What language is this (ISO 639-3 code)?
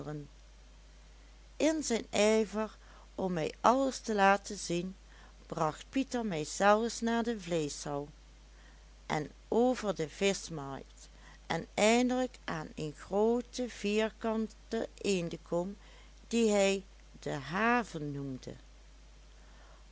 nld